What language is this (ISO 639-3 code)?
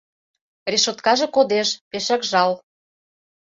chm